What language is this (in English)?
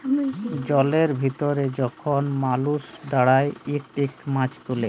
Bangla